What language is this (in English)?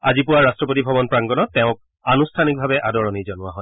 Assamese